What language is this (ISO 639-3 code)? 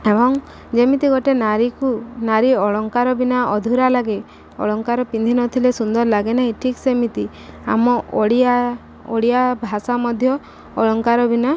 ori